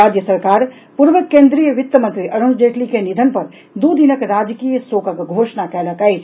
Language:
Maithili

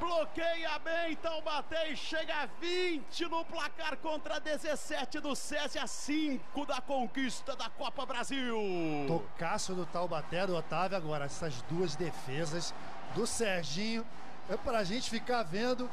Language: Portuguese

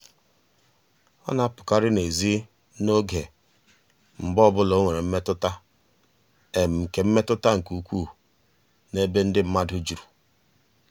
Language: Igbo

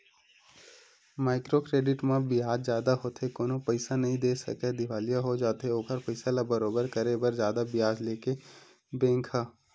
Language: Chhattisgarhi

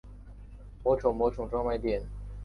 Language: Chinese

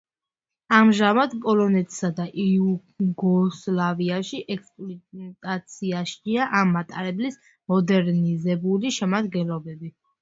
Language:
Georgian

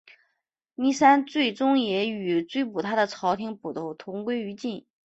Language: Chinese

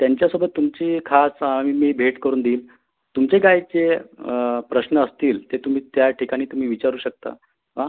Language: Marathi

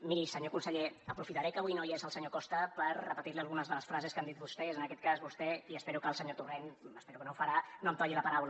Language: Catalan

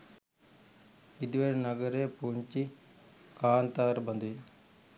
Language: Sinhala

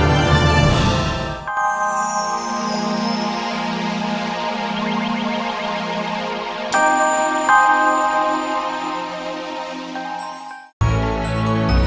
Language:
Indonesian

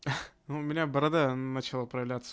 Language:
Russian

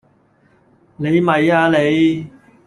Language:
Cantonese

